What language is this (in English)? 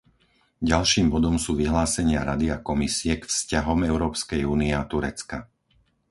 Slovak